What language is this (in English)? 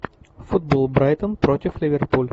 Russian